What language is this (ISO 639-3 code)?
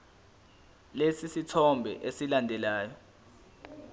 zul